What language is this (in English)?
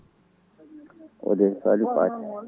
Fula